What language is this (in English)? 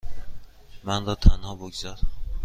Persian